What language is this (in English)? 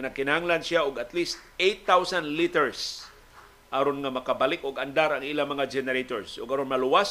Filipino